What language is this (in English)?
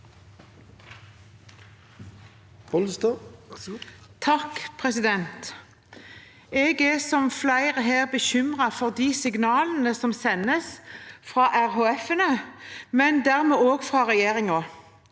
Norwegian